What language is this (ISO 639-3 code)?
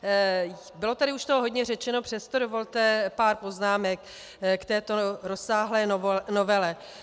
ces